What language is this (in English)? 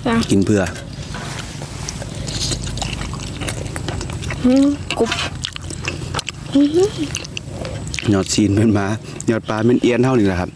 Thai